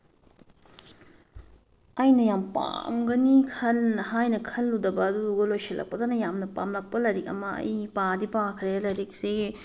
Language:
Manipuri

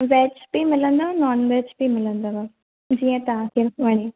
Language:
Sindhi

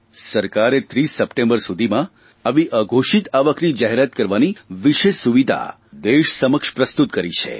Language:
Gujarati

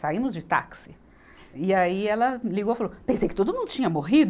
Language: Portuguese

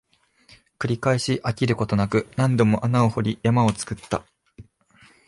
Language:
Japanese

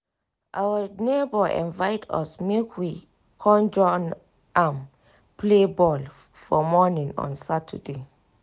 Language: Nigerian Pidgin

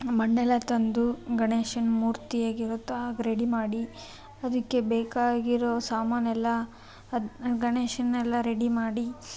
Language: Kannada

